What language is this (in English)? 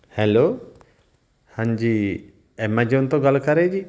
Punjabi